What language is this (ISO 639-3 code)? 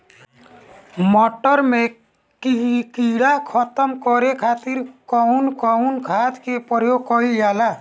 bho